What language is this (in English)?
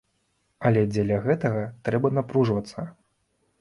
Belarusian